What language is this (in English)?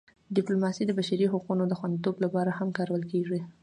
Pashto